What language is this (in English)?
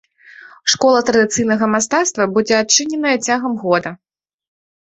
Belarusian